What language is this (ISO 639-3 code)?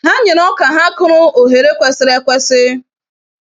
ibo